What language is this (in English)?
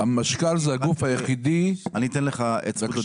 Hebrew